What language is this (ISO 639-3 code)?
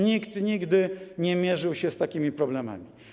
pol